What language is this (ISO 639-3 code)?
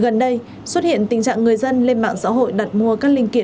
vie